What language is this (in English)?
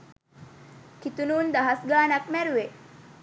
Sinhala